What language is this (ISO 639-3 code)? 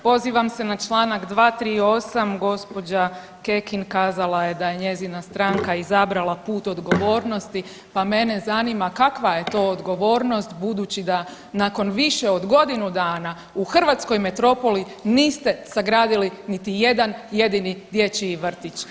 hrv